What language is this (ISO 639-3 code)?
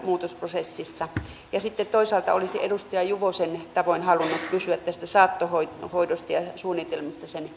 fin